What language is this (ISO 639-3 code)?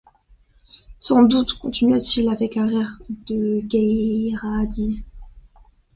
fra